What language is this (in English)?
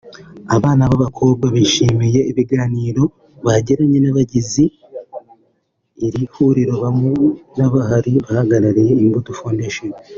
Kinyarwanda